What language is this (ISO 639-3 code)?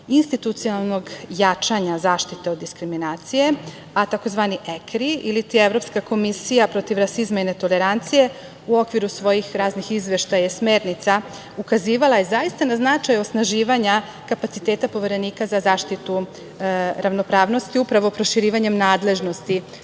srp